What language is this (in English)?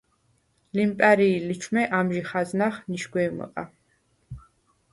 Svan